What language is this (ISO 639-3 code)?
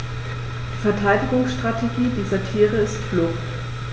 deu